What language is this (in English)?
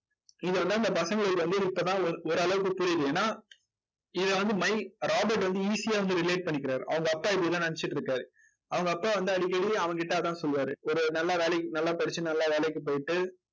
Tamil